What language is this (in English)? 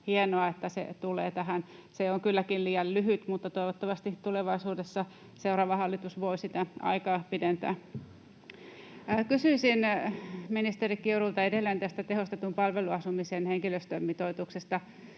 Finnish